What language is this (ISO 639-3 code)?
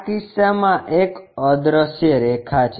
guj